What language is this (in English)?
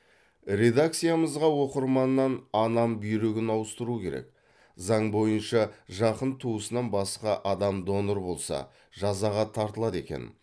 Kazakh